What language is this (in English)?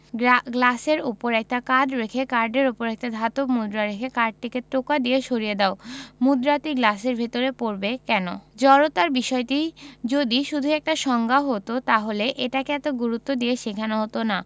Bangla